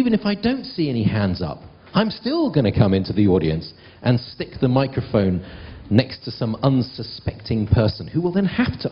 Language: English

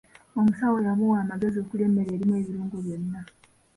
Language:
Ganda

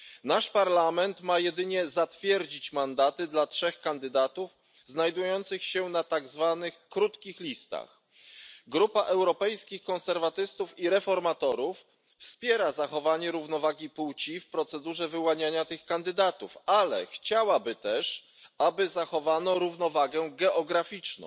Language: Polish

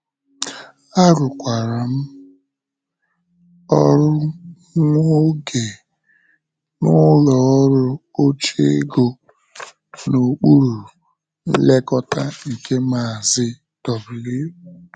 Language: Igbo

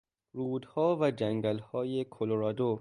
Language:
Persian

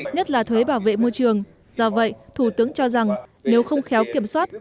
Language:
Vietnamese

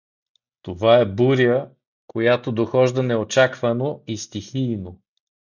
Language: Bulgarian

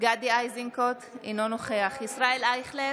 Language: Hebrew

